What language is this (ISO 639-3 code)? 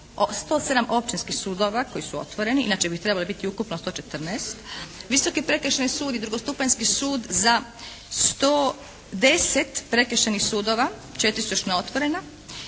hrv